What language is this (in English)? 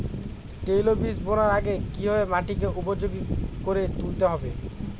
Bangla